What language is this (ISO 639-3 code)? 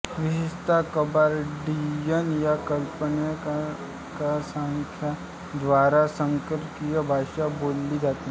mar